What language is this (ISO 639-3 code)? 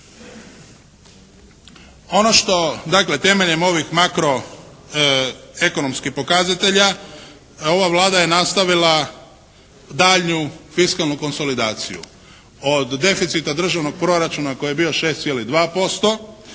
hrv